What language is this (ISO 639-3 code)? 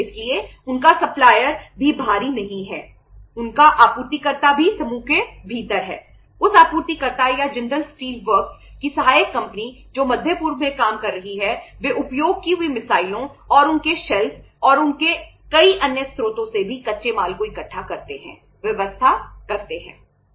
hin